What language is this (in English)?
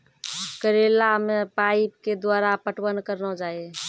Maithili